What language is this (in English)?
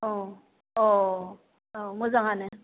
Bodo